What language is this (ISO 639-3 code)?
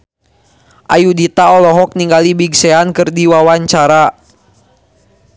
sun